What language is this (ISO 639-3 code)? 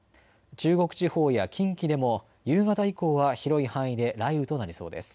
jpn